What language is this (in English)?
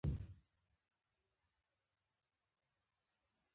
Pashto